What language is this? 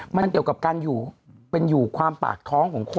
Thai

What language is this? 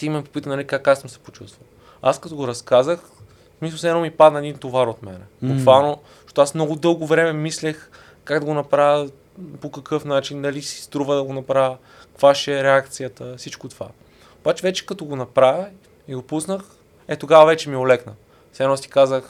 Bulgarian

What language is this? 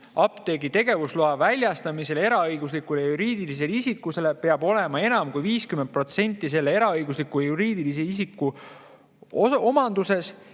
Estonian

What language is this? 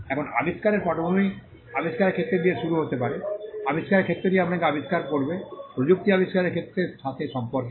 Bangla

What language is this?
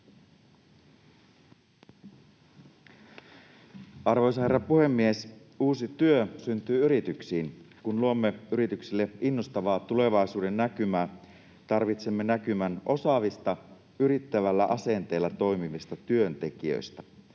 Finnish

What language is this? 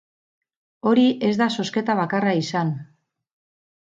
Basque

